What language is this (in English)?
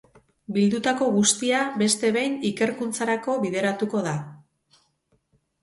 Basque